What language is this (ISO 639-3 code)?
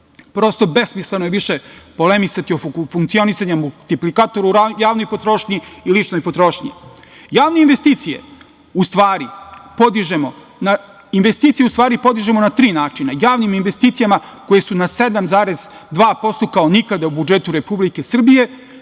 srp